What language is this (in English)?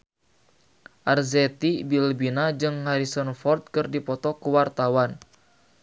Sundanese